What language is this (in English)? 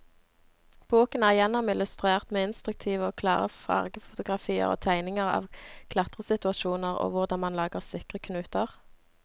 Norwegian